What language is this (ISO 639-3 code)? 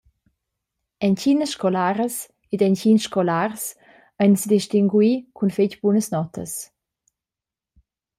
roh